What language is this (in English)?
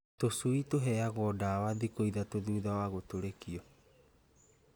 Kikuyu